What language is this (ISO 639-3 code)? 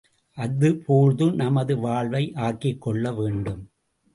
tam